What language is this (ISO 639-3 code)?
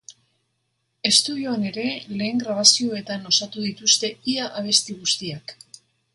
eus